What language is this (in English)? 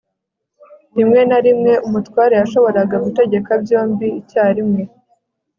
Kinyarwanda